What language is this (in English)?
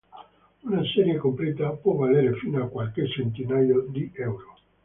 Italian